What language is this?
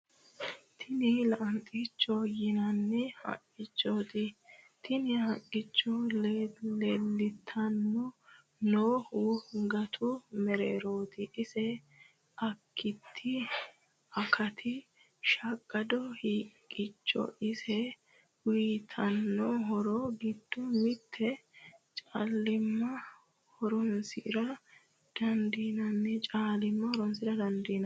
Sidamo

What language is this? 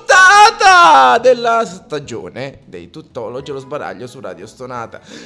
Italian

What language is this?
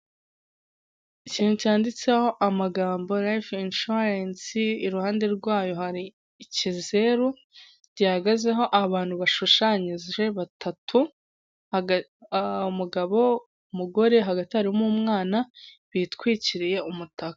Kinyarwanda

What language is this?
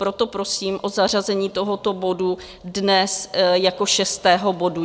Czech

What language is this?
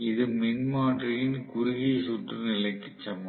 Tamil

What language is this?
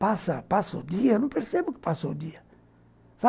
Portuguese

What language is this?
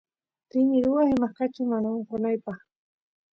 Santiago del Estero Quichua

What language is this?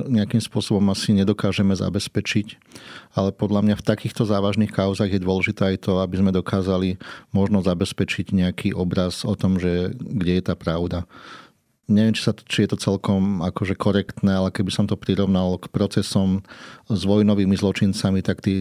Slovak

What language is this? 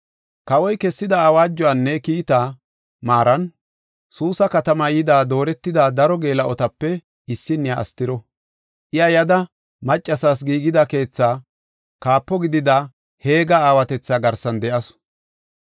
Gofa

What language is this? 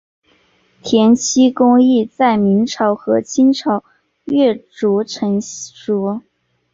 Chinese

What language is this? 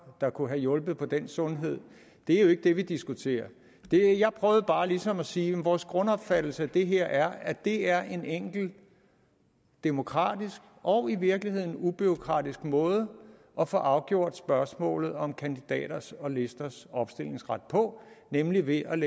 Danish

